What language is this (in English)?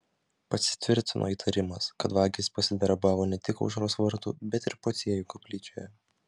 Lithuanian